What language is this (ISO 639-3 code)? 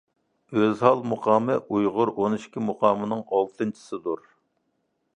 uig